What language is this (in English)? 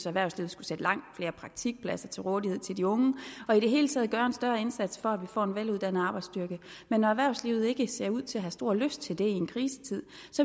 Danish